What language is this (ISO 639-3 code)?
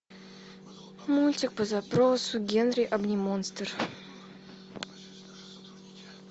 rus